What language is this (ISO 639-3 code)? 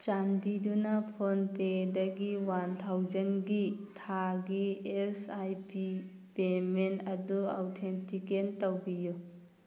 mni